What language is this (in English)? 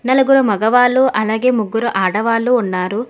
Telugu